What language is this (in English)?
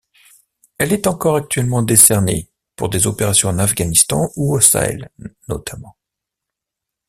French